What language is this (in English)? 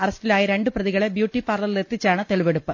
Malayalam